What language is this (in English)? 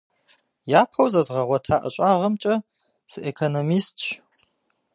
Kabardian